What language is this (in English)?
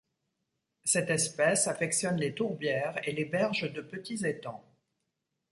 French